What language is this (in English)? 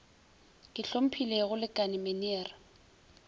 Northern Sotho